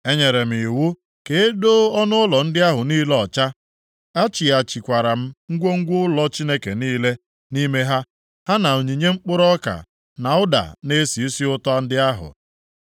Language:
Igbo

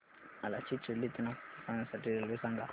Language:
Marathi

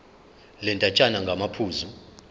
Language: Zulu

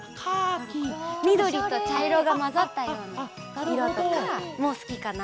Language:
Japanese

